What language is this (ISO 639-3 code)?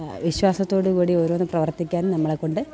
mal